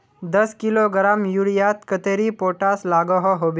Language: Magahi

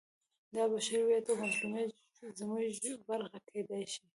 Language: Pashto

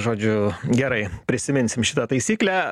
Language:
Lithuanian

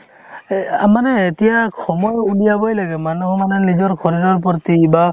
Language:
Assamese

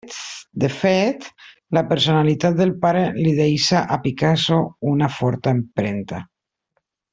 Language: Catalan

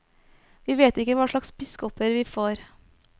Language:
Norwegian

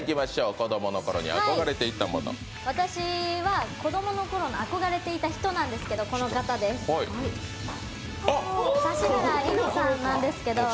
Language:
Japanese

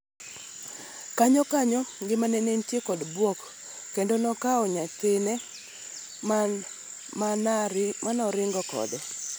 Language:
Luo (Kenya and Tanzania)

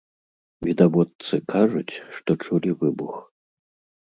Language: Belarusian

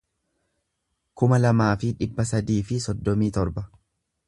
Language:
Oromo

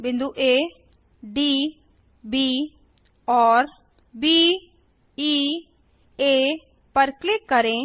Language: Hindi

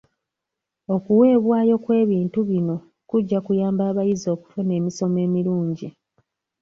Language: Ganda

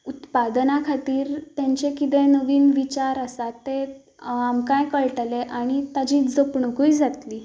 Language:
Konkani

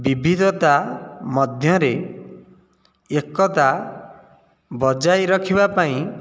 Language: Odia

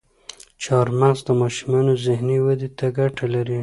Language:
Pashto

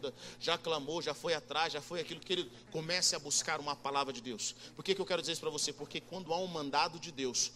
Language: Portuguese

